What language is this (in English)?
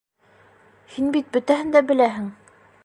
Bashkir